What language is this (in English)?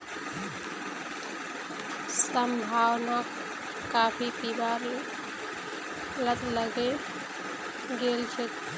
Magahi